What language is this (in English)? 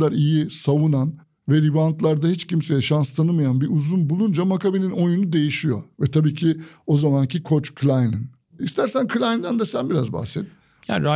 Turkish